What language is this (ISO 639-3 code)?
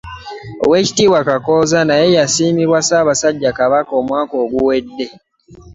lug